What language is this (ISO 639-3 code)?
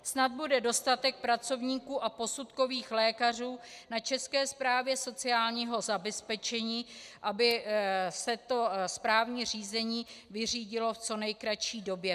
ces